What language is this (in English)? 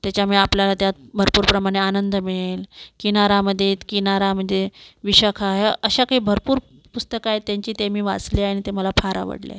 Marathi